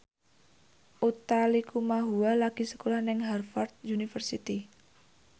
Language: Javanese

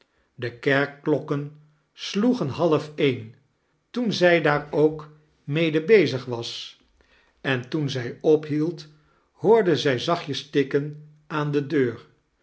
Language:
Dutch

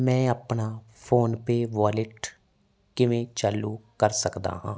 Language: Punjabi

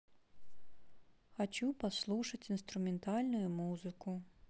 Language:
Russian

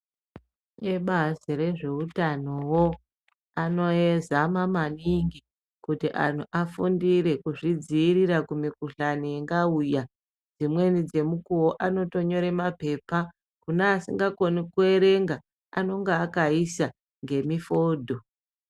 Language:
Ndau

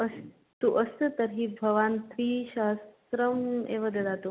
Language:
Sanskrit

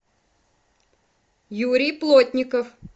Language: Russian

